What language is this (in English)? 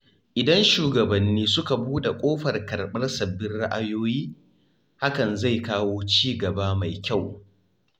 Hausa